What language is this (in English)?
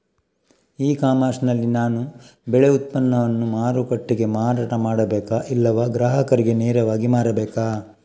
Kannada